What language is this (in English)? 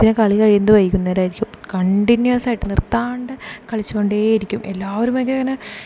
Malayalam